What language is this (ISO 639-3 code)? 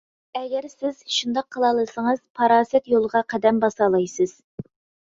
uig